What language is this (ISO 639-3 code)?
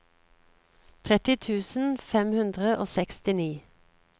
nor